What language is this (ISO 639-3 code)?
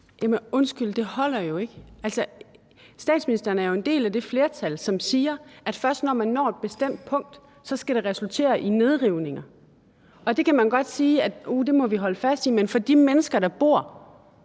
dan